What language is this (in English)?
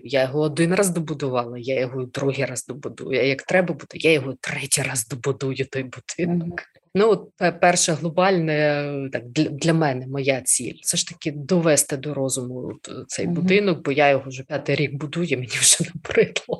Ukrainian